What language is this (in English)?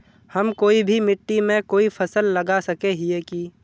Magahi